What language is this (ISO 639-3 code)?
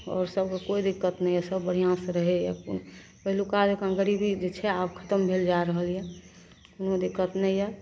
mai